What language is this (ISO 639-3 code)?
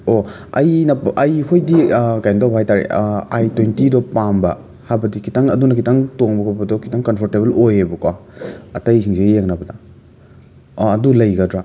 mni